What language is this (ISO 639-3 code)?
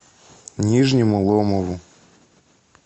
rus